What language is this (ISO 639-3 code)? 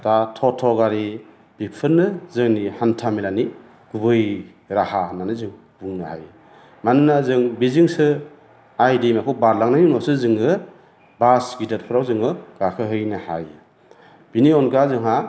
brx